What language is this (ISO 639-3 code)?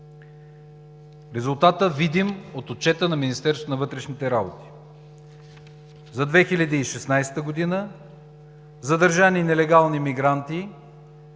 bul